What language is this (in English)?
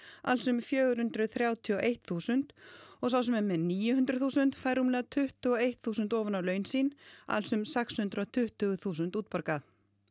Icelandic